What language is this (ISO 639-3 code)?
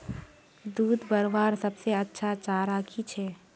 mag